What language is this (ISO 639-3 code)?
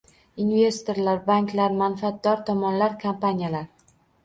uzb